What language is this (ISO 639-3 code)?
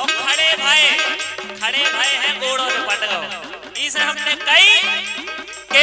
hin